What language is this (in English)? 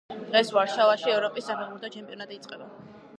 Georgian